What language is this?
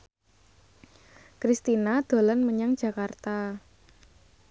Javanese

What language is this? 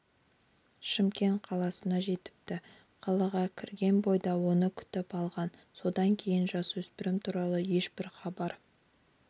Kazakh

